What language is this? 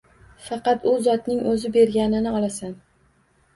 Uzbek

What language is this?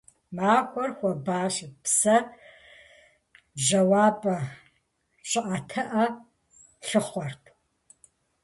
Kabardian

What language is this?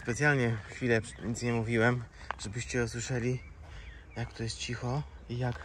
Polish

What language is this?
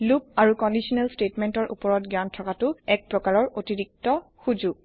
Assamese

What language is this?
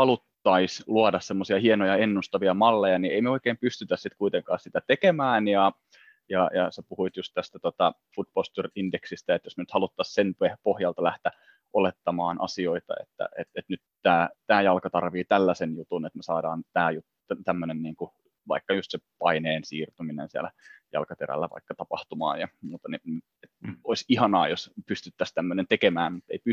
Finnish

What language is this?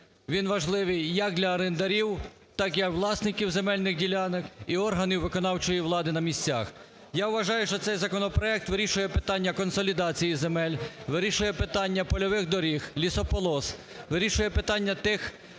Ukrainian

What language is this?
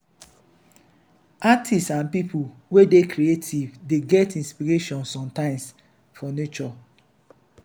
Nigerian Pidgin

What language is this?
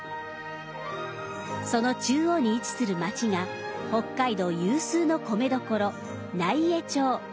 Japanese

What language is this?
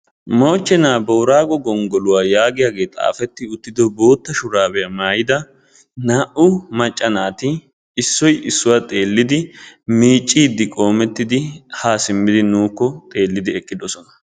Wolaytta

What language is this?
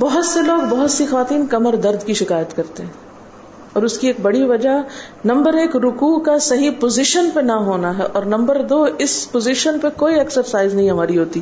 Urdu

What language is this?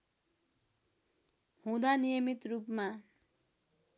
Nepali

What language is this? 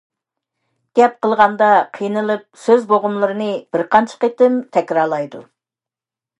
Uyghur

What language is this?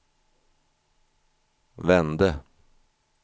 Swedish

